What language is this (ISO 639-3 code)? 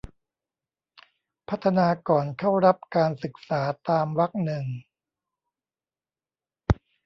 tha